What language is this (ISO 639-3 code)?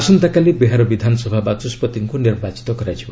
ori